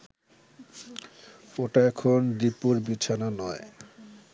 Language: Bangla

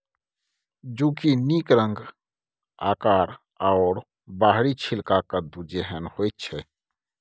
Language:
Maithili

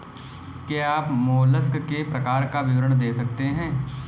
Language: Hindi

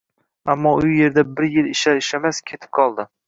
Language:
Uzbek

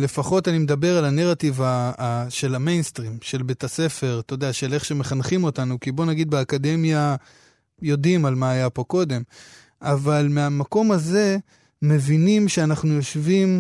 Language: Hebrew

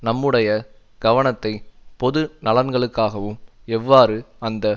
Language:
Tamil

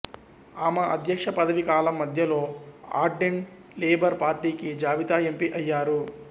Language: Telugu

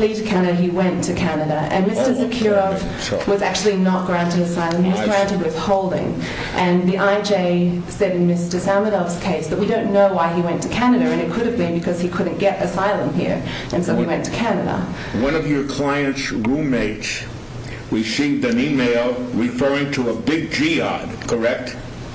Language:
English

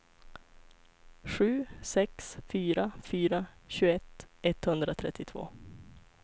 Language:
Swedish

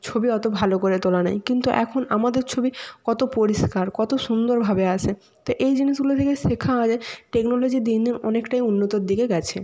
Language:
Bangla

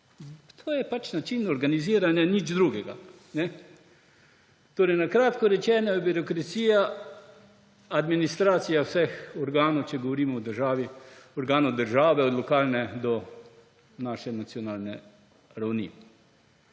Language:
Slovenian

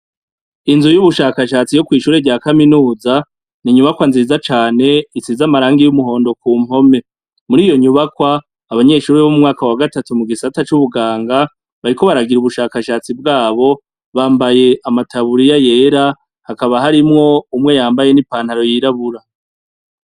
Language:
Rundi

